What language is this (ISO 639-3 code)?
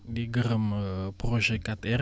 wol